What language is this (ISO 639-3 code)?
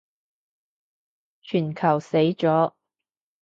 yue